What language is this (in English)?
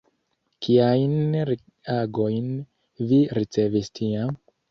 Esperanto